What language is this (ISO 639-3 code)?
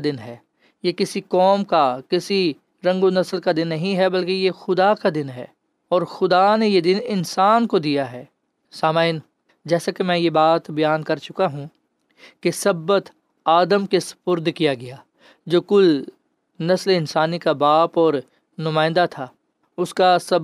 urd